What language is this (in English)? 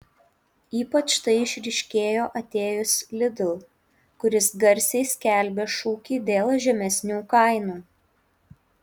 Lithuanian